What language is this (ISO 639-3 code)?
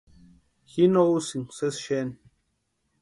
pua